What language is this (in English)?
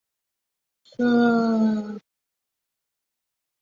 Chinese